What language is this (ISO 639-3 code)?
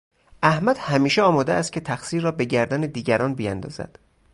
fas